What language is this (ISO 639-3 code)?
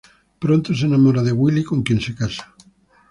spa